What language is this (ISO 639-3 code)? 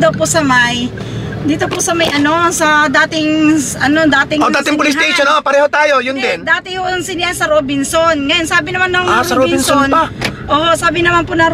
fil